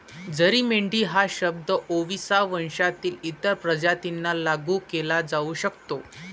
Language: Marathi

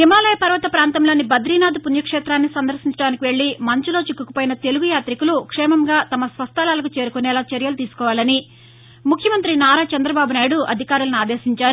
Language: Telugu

